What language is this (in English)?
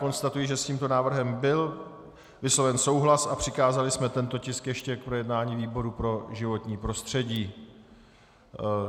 Czech